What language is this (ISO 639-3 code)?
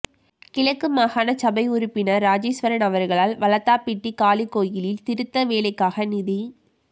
tam